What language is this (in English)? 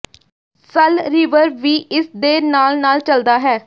Punjabi